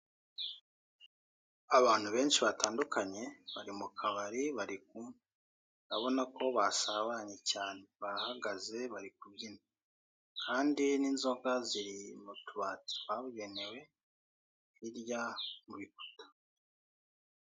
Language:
Kinyarwanda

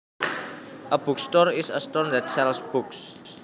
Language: Javanese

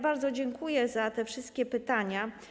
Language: Polish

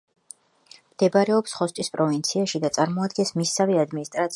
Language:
Georgian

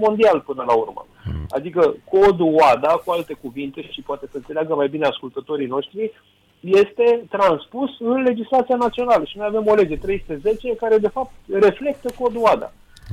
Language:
Romanian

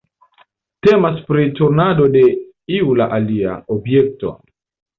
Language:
Esperanto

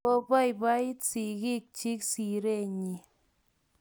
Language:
Kalenjin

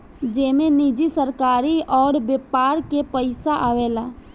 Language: Bhojpuri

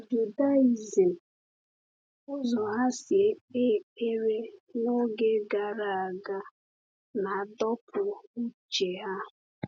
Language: Igbo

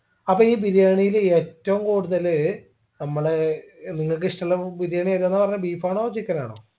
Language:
Malayalam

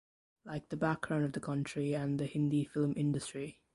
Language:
English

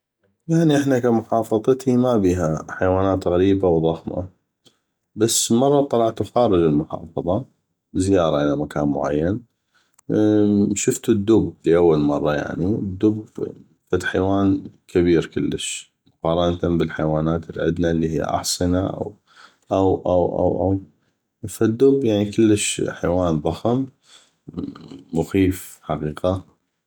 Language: North Mesopotamian Arabic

